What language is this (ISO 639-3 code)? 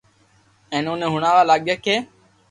lrk